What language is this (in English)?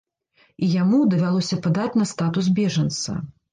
Belarusian